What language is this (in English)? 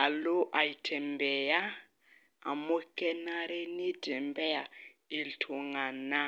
Masai